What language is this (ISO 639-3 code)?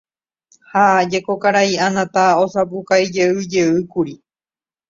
grn